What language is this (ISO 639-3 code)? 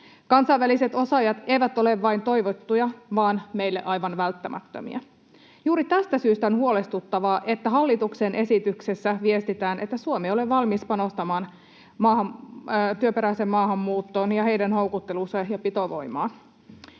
fin